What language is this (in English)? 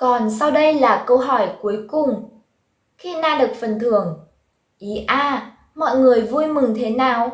Vietnamese